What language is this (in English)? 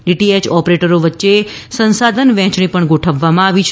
Gujarati